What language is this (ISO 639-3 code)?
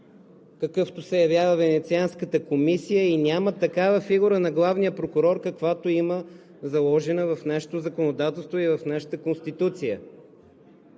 bul